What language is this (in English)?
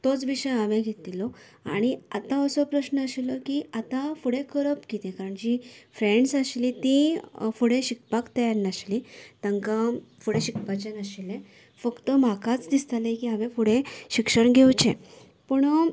Konkani